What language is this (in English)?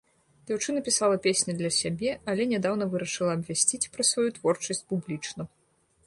Belarusian